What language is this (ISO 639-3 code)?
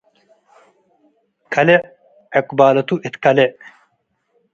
tig